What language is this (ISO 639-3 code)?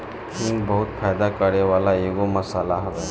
bho